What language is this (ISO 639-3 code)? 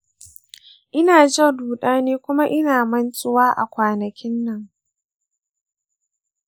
hau